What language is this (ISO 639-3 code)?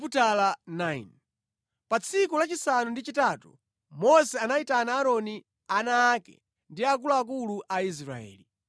nya